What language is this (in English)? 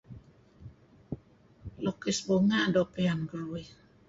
Kelabit